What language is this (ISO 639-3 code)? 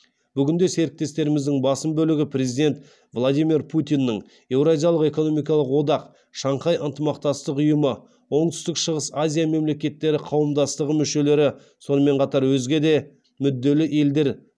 kaz